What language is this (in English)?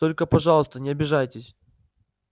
Russian